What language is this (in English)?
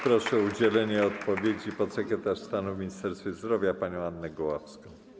Polish